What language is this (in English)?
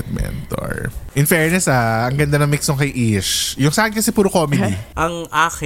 Filipino